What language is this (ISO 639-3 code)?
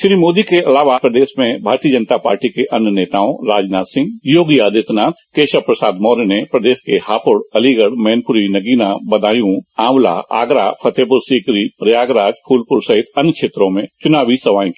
hin